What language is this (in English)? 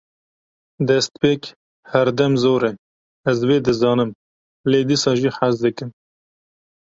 Kurdish